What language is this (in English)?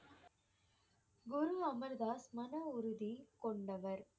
Tamil